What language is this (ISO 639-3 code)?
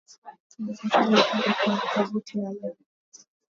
swa